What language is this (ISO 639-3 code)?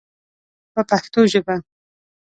pus